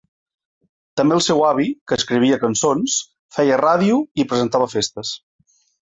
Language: Catalan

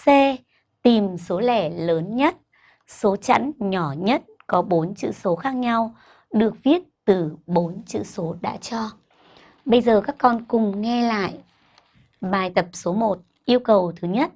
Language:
Vietnamese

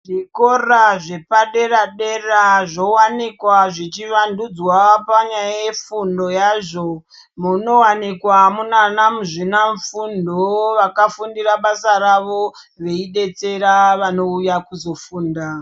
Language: Ndau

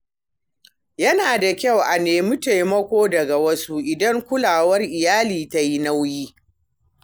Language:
Hausa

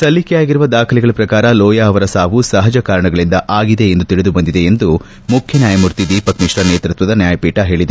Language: Kannada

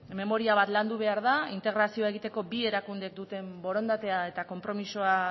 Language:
Basque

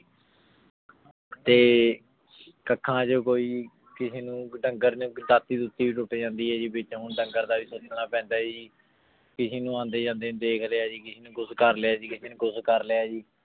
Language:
Punjabi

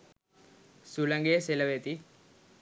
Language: Sinhala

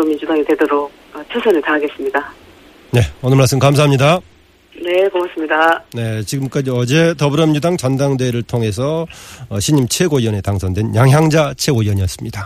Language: Korean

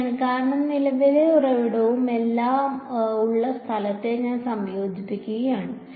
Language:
Malayalam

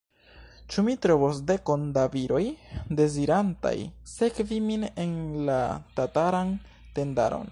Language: Esperanto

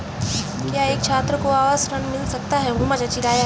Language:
Hindi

